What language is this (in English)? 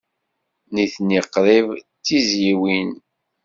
Kabyle